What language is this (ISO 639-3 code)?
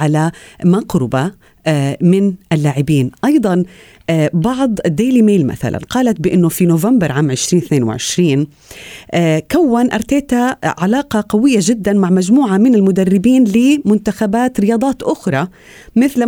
ara